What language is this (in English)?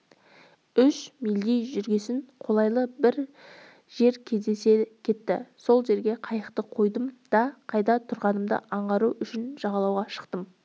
Kazakh